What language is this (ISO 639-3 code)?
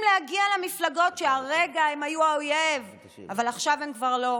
heb